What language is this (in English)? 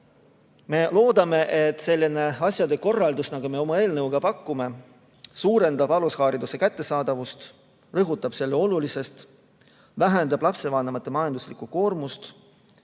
Estonian